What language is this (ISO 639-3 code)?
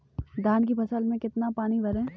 hin